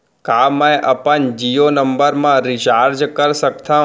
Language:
Chhattisgarhi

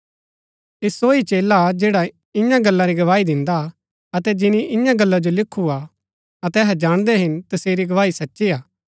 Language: Gaddi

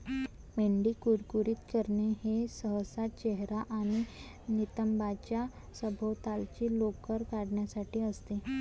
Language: Marathi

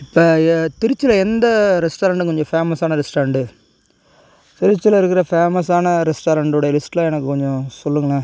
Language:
Tamil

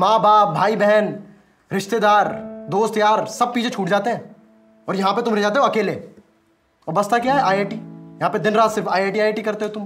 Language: Hindi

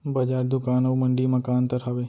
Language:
Chhattisgarhi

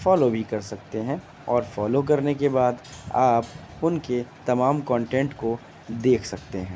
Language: Urdu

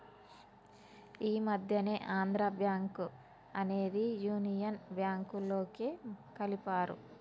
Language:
Telugu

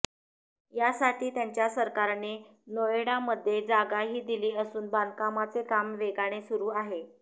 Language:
Marathi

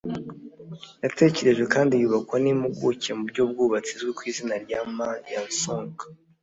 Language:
Kinyarwanda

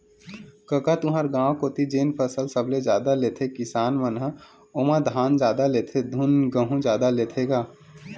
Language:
Chhattisgarhi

